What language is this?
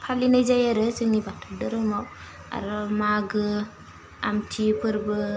Bodo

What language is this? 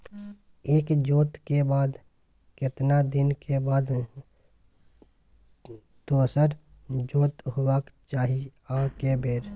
Maithili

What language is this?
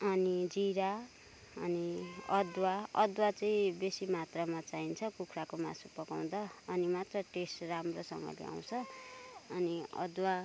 Nepali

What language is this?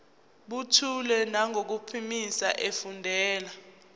Zulu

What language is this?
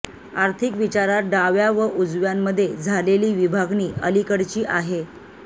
Marathi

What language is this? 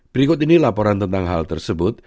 Indonesian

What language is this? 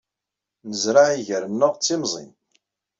Kabyle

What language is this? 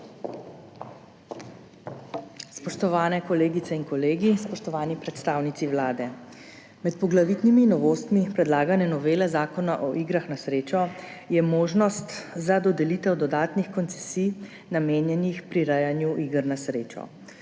Slovenian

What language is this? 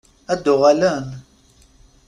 Kabyle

